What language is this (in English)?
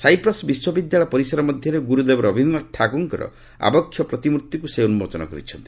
Odia